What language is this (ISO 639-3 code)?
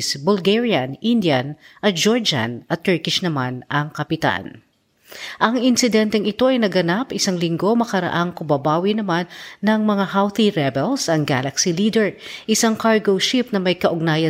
fil